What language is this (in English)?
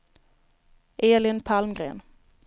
Swedish